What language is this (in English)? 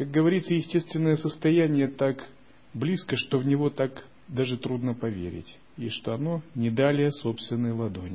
Russian